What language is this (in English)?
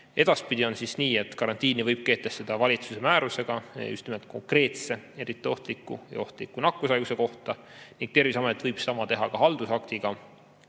Estonian